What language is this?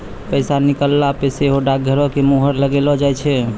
Maithili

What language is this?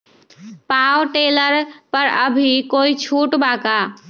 Magahi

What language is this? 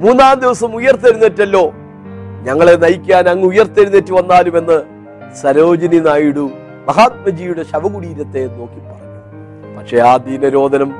Malayalam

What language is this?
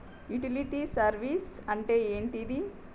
Telugu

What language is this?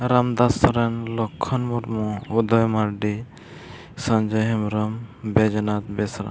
Santali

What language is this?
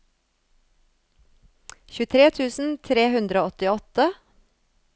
Norwegian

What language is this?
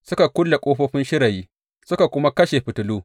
Hausa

